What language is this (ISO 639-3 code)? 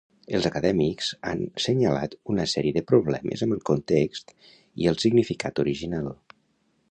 cat